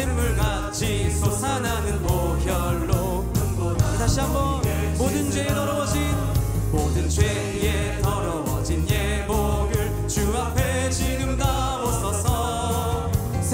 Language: Spanish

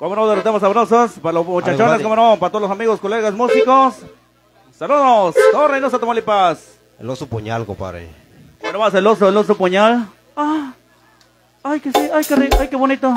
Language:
Spanish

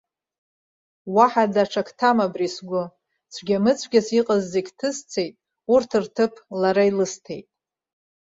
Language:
Abkhazian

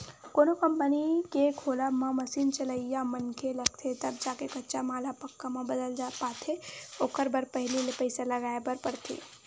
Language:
Chhattisgarhi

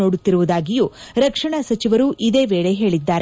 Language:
Kannada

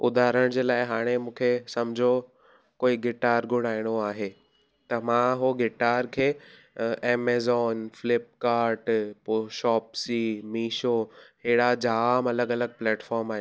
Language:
Sindhi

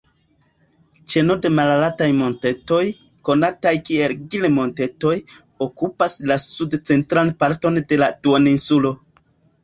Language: Esperanto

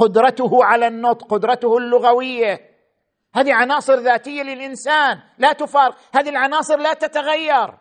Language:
Arabic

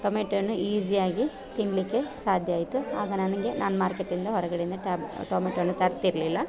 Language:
Kannada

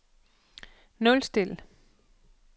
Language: Danish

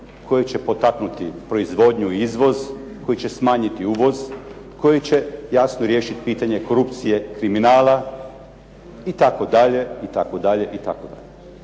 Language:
Croatian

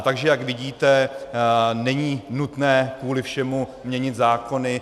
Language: Czech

